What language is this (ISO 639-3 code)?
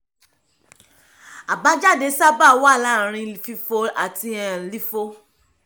yor